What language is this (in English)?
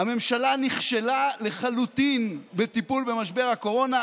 Hebrew